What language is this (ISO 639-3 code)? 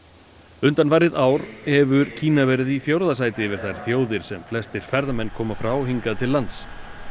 isl